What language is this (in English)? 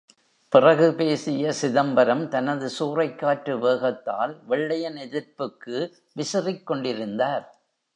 Tamil